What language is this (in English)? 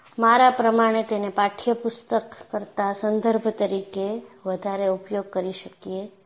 Gujarati